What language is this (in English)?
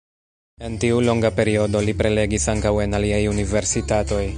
Esperanto